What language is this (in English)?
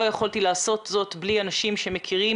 Hebrew